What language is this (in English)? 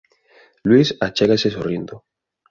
Galician